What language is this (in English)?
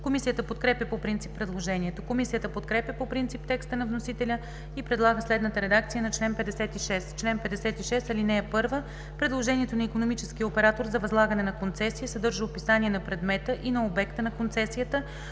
Bulgarian